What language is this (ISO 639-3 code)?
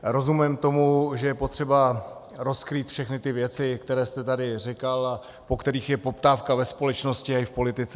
ces